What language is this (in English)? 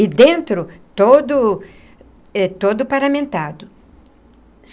Portuguese